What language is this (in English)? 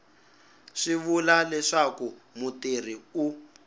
Tsonga